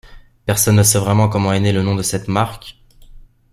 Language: French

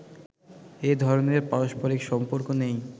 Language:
Bangla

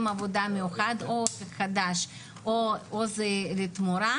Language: Hebrew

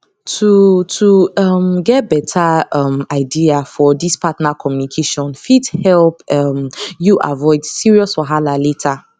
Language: Nigerian Pidgin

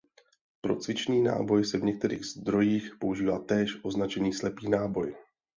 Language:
Czech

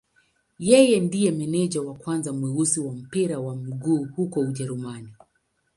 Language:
Swahili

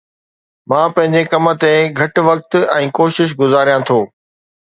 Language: Sindhi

